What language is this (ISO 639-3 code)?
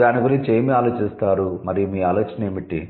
tel